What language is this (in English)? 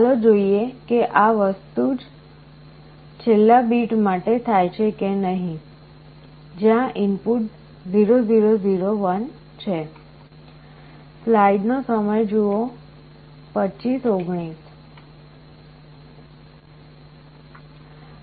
Gujarati